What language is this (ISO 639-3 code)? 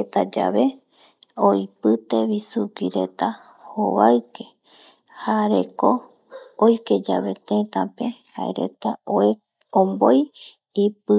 gui